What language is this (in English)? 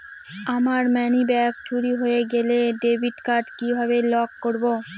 Bangla